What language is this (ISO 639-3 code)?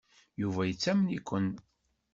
kab